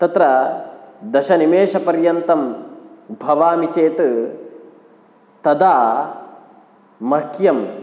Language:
Sanskrit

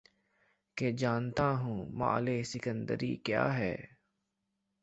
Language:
Urdu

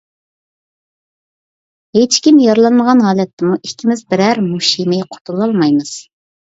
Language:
Uyghur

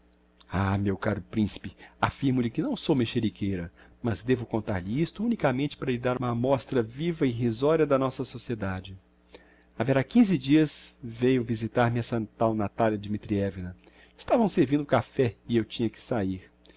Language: Portuguese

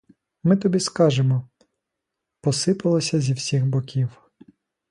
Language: Ukrainian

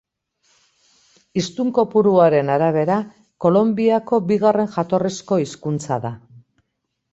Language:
Basque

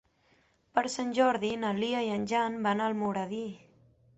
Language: Catalan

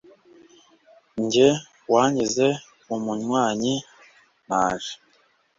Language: Kinyarwanda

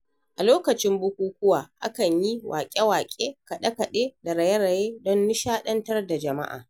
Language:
Hausa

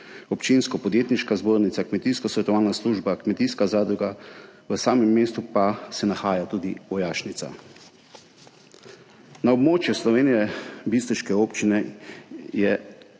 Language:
Slovenian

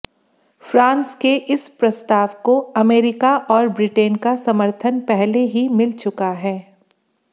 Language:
Hindi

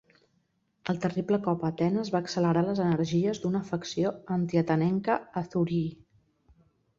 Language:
Catalan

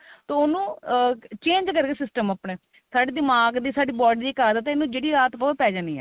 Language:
Punjabi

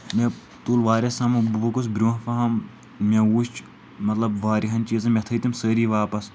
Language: Kashmiri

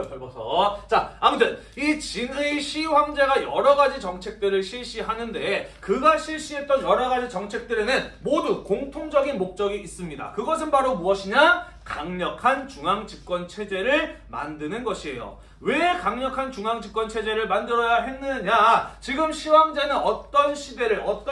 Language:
Korean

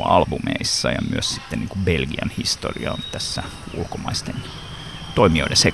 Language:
Finnish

